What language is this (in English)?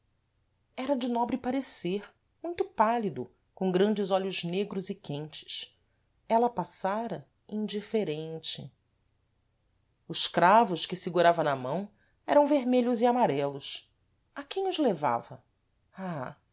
Portuguese